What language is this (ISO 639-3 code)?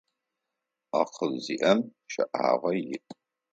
ady